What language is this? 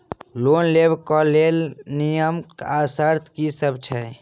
Maithili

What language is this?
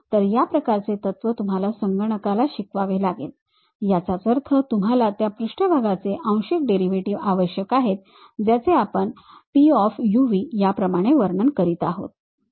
Marathi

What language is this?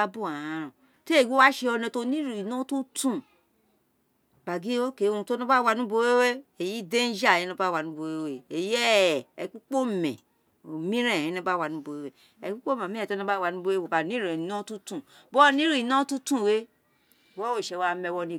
Isekiri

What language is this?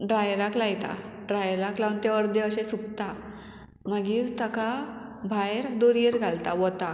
Konkani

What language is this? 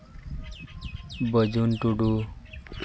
Santali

